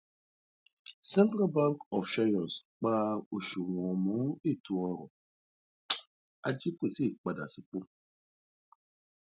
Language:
Yoruba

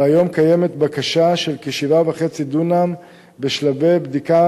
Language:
Hebrew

